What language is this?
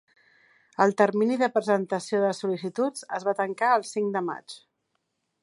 Catalan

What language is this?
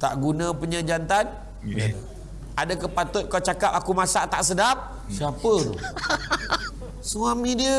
Malay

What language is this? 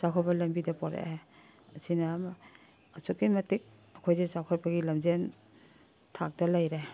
Manipuri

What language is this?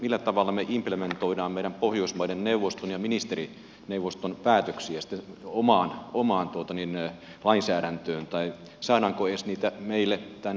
Finnish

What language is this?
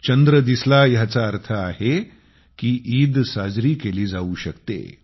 Marathi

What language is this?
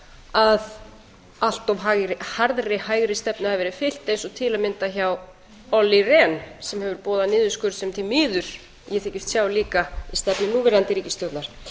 Icelandic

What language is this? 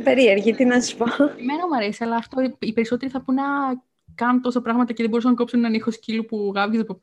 Greek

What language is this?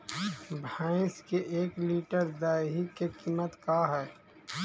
Magahi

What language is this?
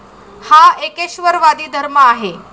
Marathi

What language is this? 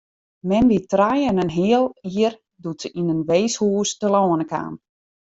Western Frisian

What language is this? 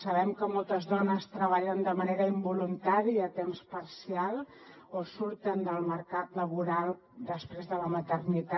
Catalan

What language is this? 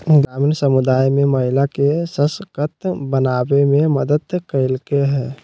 Magahi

